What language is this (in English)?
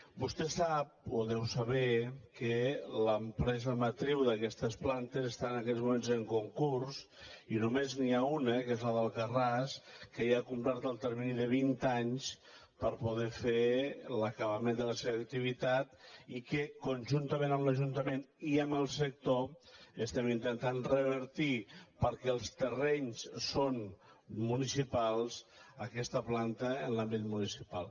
Catalan